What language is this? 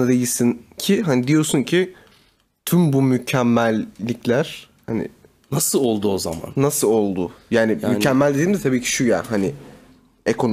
Turkish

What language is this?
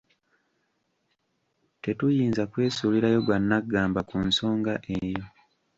Ganda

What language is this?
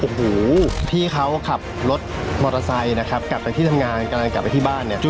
Thai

